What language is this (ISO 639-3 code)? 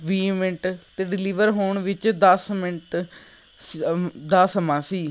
pan